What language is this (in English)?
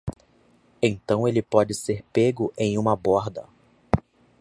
Portuguese